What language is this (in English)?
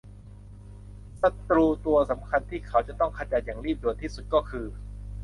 Thai